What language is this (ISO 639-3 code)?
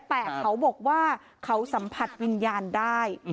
tha